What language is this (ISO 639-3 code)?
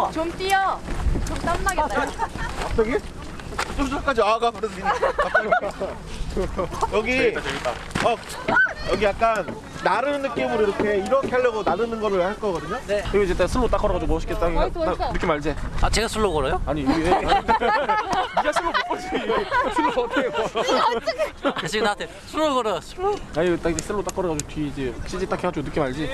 kor